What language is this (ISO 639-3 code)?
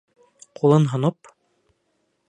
bak